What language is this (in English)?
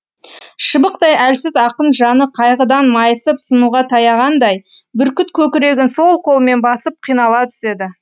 Kazakh